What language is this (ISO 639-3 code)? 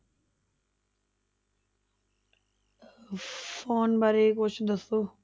pan